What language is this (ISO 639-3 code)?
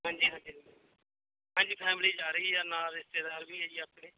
pan